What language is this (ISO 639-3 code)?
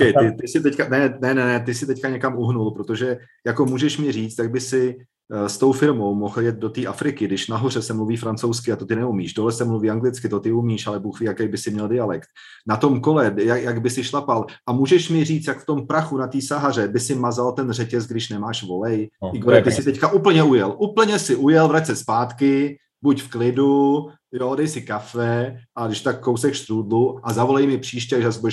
ces